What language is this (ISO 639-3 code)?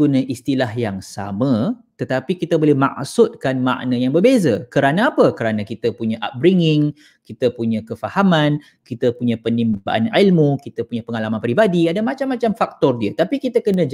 msa